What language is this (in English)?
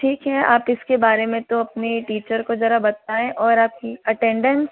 Hindi